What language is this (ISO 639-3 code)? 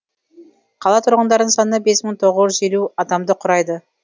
kaz